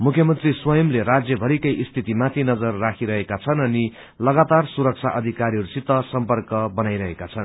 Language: Nepali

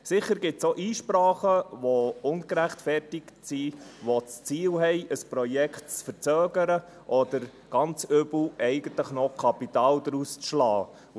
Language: Swiss German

